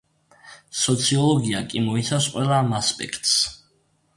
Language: Georgian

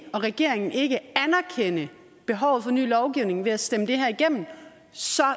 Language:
Danish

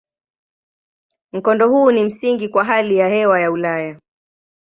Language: Swahili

